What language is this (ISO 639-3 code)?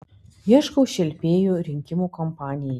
lit